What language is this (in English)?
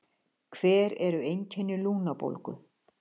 Icelandic